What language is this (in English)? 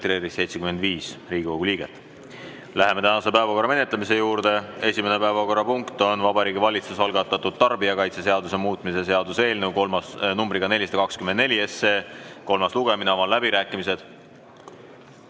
Estonian